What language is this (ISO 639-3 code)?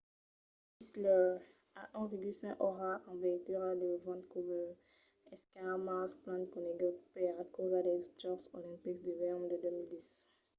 oci